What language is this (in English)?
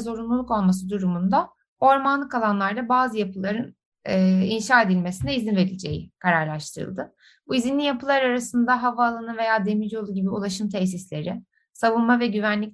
Turkish